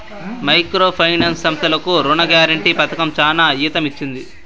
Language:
Telugu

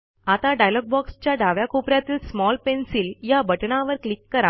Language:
Marathi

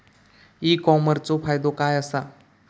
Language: Marathi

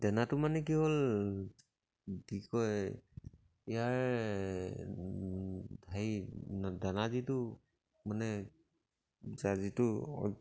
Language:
Assamese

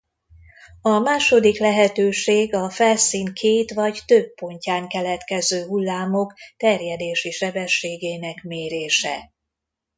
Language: Hungarian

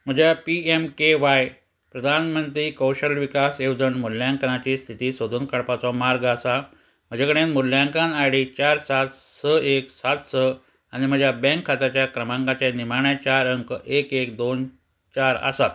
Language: Konkani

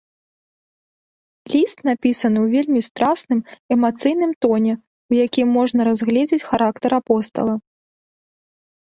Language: Belarusian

